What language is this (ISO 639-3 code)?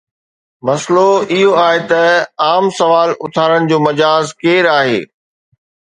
snd